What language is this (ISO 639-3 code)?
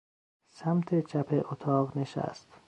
fas